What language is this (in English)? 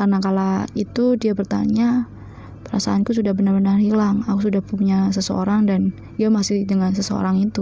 Indonesian